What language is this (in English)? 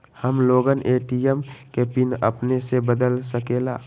Magahi